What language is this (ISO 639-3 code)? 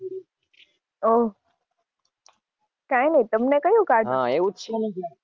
guj